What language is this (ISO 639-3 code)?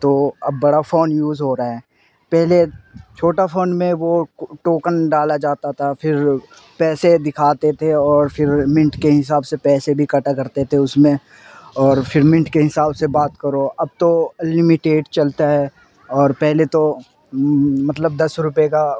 urd